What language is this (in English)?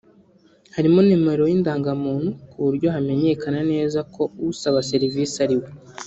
Kinyarwanda